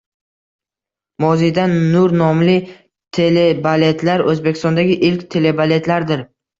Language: Uzbek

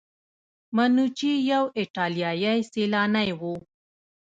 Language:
Pashto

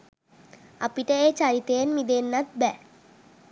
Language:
Sinhala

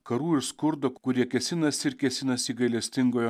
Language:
Lithuanian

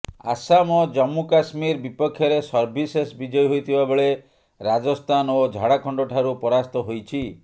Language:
Odia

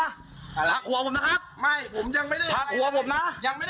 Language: Thai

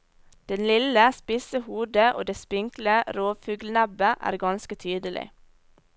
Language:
Norwegian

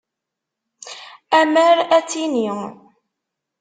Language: Kabyle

